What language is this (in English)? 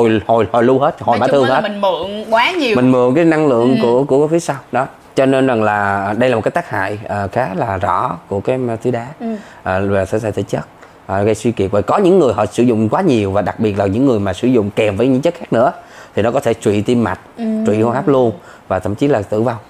Vietnamese